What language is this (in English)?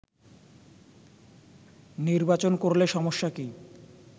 Bangla